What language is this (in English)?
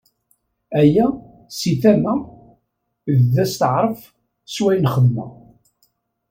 Kabyle